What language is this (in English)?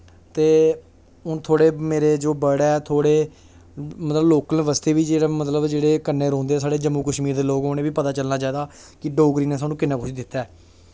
Dogri